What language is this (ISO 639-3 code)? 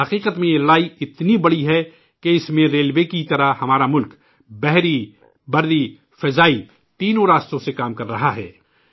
urd